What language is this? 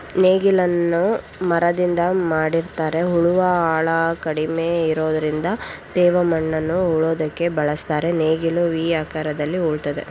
Kannada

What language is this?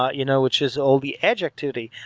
English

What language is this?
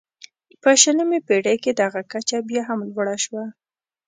Pashto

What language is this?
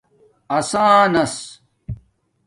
Domaaki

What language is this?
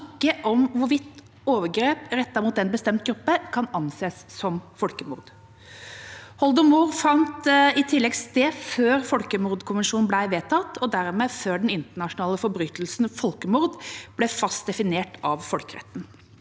Norwegian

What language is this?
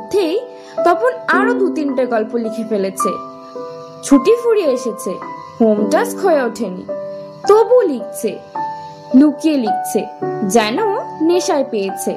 Bangla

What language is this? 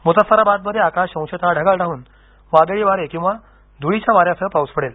Marathi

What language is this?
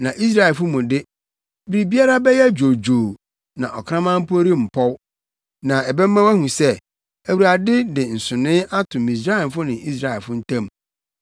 Akan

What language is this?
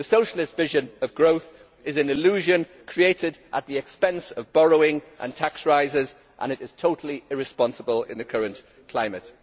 English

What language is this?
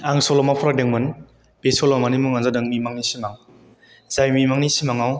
Bodo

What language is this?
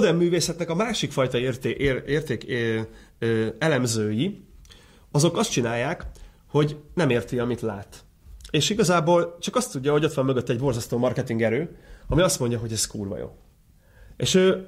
Hungarian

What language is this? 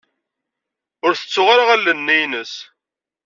Kabyle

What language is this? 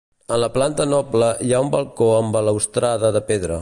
Catalan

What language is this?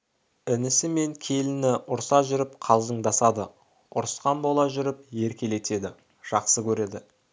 Kazakh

